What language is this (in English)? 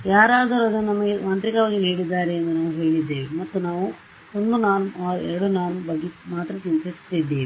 Kannada